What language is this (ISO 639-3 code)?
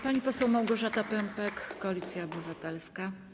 pol